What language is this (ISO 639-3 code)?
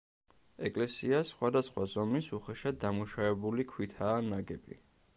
kat